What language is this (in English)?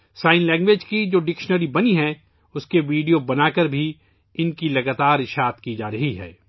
Urdu